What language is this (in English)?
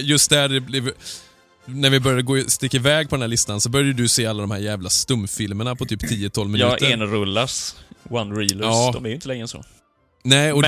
Swedish